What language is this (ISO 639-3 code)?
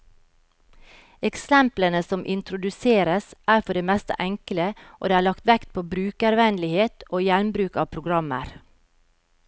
nor